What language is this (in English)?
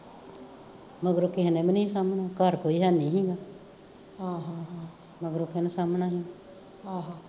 Punjabi